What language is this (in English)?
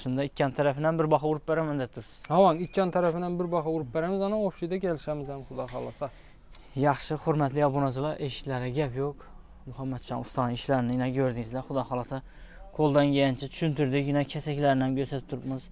Turkish